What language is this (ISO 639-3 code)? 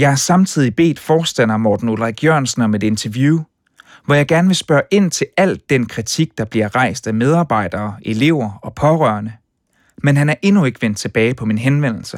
dan